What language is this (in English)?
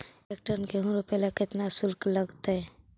Magahi